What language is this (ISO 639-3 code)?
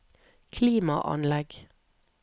nor